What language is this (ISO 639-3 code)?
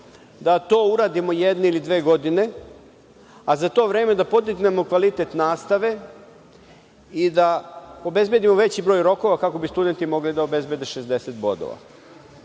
srp